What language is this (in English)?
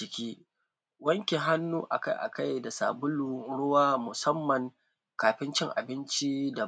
Hausa